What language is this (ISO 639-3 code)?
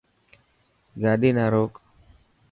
mki